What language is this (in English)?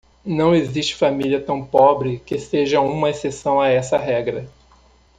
Portuguese